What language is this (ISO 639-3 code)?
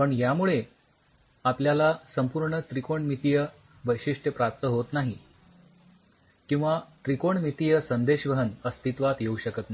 mar